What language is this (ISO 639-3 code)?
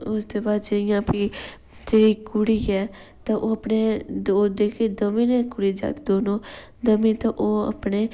doi